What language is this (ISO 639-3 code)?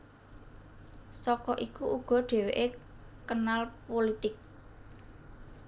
jav